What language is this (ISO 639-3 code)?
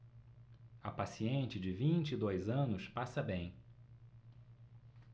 por